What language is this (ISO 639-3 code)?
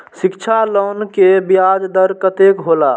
mai